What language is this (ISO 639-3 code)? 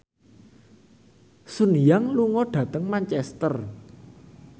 jav